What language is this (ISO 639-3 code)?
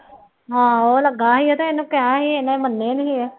pan